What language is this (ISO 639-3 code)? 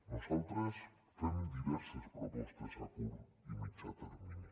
cat